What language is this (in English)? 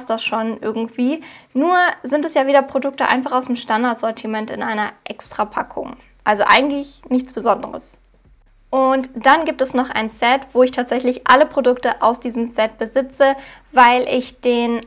German